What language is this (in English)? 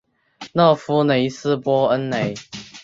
Chinese